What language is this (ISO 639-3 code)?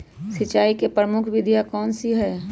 mag